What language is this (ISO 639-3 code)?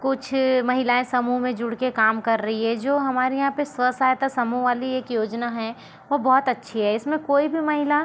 hin